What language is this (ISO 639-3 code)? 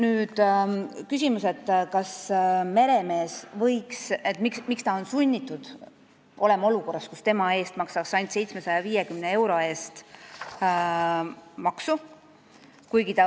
est